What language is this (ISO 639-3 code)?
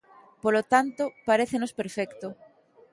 glg